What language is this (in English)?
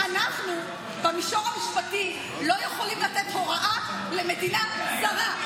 Hebrew